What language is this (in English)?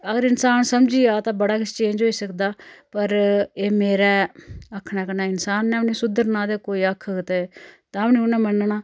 Dogri